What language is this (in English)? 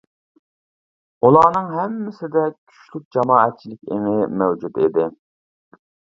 Uyghur